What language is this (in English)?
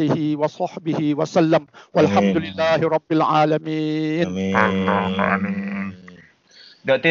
Malay